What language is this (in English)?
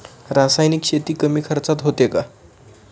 Marathi